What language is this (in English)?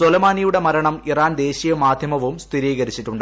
Malayalam